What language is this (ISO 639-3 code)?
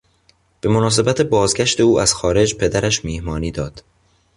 fas